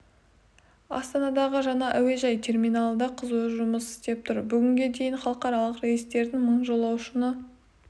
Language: Kazakh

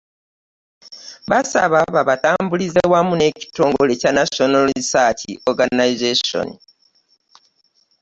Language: Ganda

